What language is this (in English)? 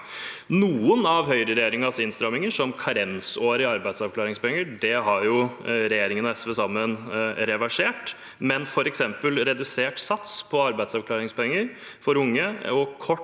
Norwegian